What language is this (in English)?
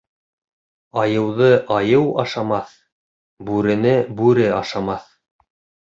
Bashkir